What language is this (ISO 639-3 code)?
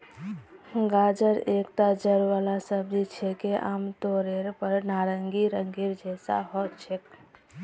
mag